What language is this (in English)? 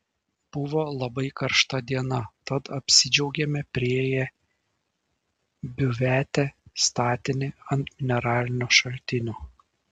Lithuanian